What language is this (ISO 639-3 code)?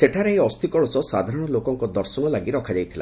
ori